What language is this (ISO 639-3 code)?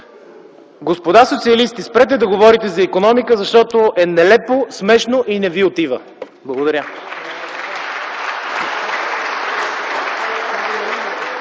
bul